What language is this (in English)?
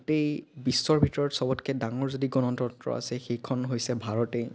Assamese